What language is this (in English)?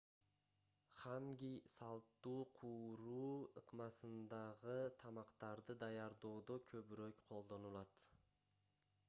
Kyrgyz